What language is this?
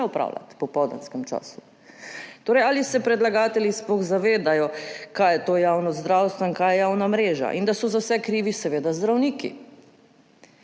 Slovenian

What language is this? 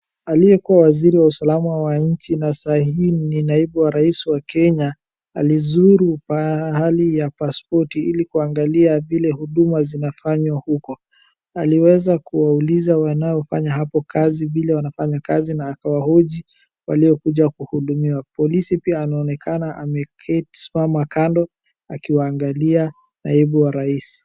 Swahili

